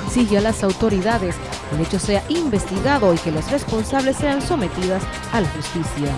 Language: Spanish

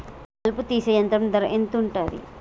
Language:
Telugu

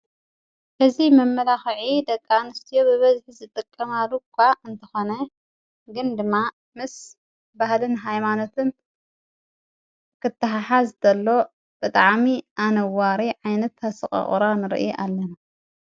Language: Tigrinya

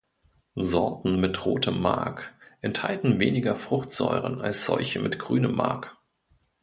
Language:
German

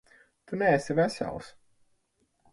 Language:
Latvian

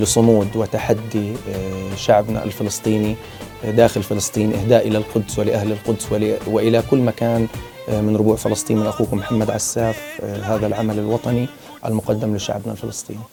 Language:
Arabic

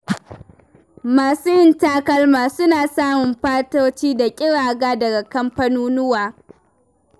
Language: Hausa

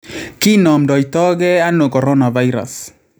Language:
Kalenjin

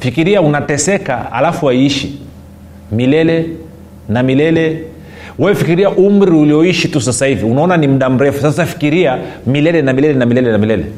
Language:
Swahili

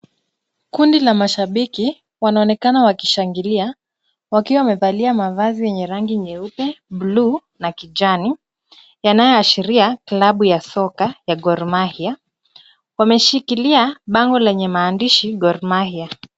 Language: Swahili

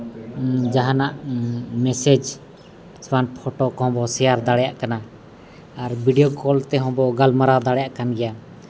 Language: Santali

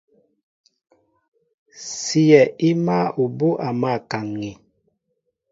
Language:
Mbo (Cameroon)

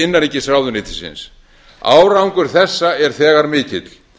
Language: Icelandic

